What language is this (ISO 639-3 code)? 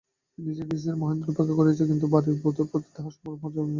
ben